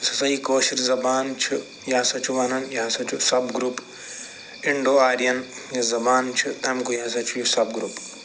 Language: Kashmiri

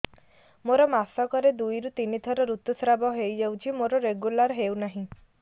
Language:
Odia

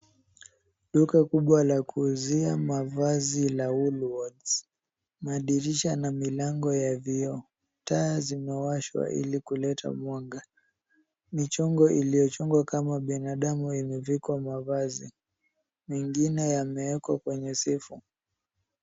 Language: Swahili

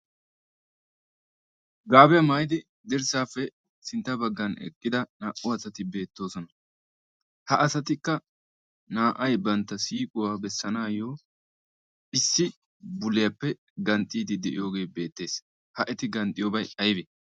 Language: Wolaytta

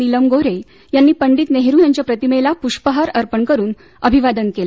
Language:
Marathi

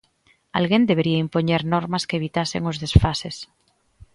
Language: Galician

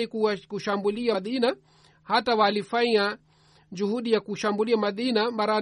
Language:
Swahili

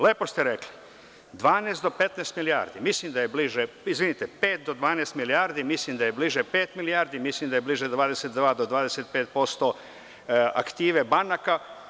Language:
Serbian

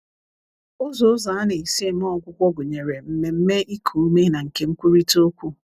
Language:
Igbo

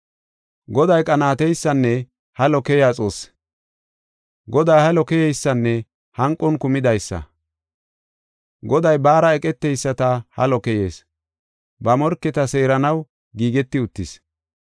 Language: Gofa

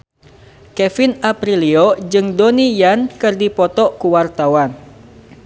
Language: Sundanese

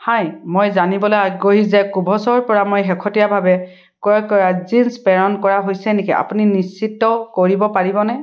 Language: Assamese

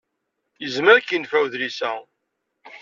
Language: Kabyle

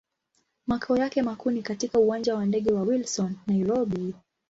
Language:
Swahili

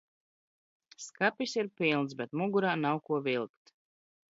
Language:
Latvian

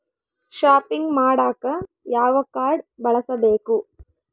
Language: Kannada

